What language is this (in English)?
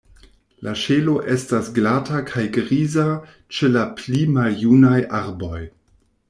Esperanto